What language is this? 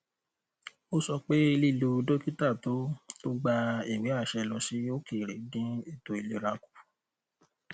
Yoruba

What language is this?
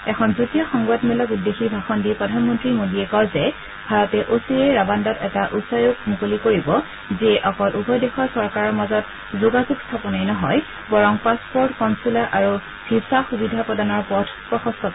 Assamese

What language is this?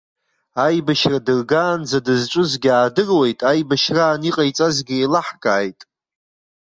Abkhazian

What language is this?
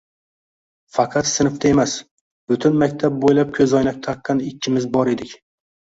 Uzbek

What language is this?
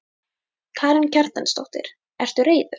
Icelandic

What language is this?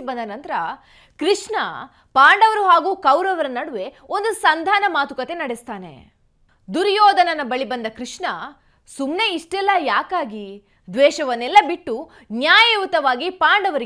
Kannada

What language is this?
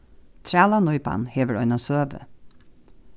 Faroese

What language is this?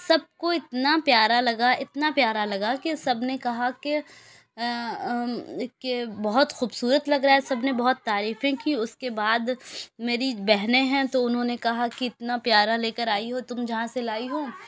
Urdu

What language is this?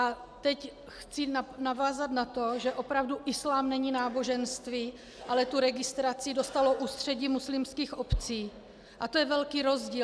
Czech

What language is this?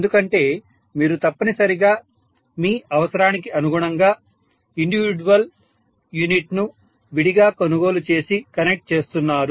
Telugu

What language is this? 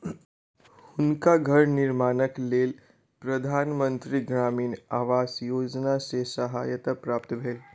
Maithili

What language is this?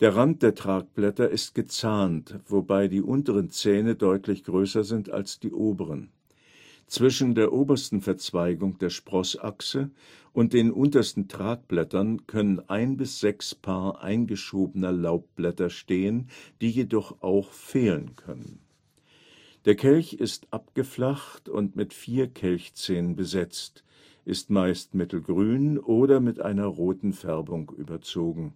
German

